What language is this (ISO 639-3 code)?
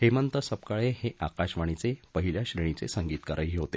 mar